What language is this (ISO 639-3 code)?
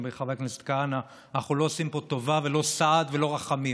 heb